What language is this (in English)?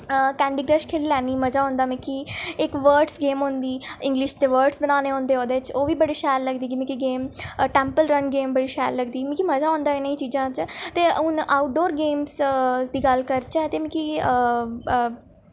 Dogri